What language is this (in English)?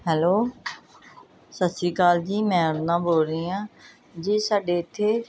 Punjabi